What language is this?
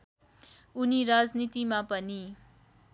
Nepali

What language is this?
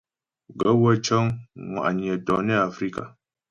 Ghomala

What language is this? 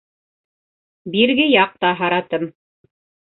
Bashkir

